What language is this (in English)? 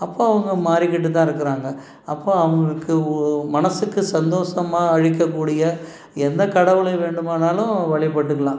Tamil